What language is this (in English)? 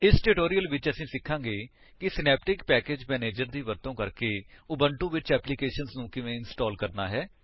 Punjabi